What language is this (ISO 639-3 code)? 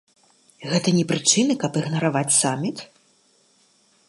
bel